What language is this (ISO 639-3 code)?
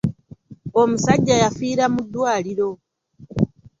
lug